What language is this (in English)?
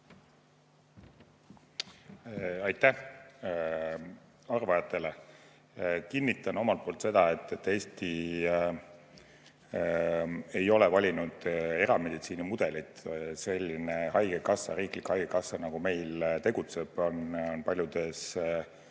Estonian